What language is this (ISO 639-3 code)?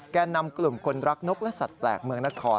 tha